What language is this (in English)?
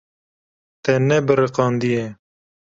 Kurdish